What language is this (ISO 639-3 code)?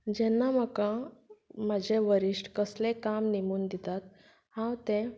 kok